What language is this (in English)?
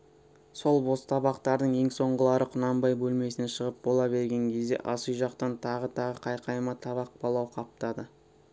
Kazakh